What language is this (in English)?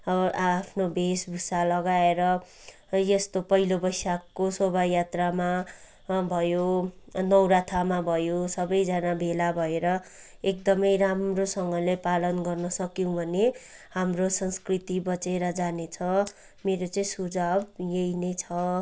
Nepali